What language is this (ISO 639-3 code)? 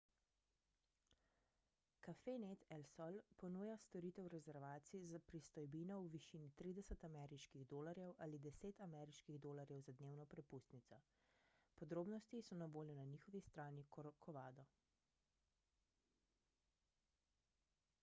slv